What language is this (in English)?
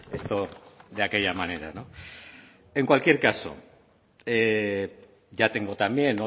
Spanish